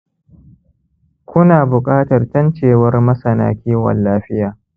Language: Hausa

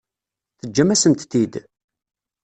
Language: Kabyle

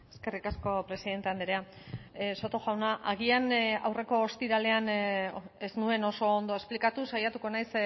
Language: Basque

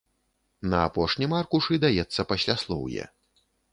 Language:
Belarusian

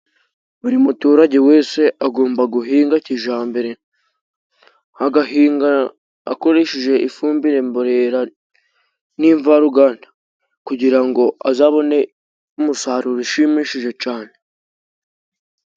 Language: Kinyarwanda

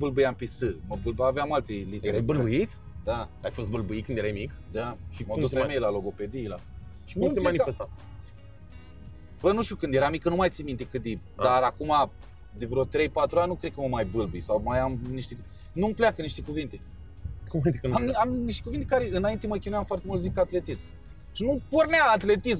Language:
Romanian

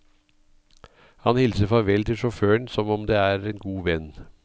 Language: Norwegian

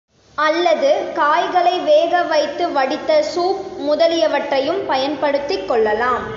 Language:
Tamil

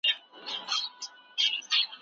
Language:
Pashto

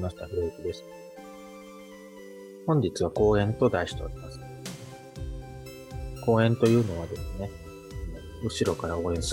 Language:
Japanese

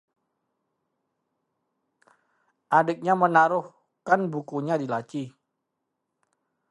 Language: Indonesian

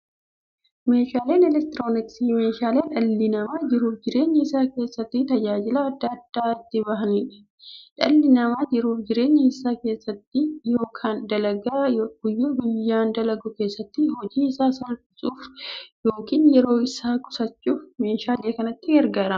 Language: Oromo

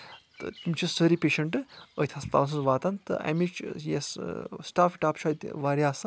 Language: Kashmiri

